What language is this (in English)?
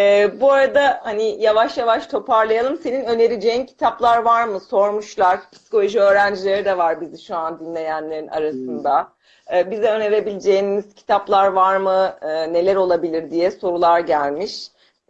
Turkish